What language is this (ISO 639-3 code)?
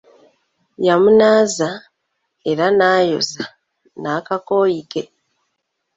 lug